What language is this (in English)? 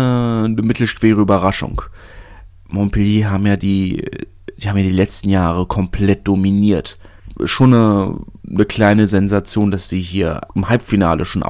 German